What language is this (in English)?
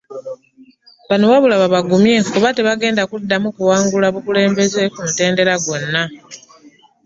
Ganda